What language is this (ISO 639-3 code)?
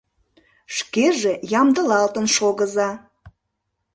chm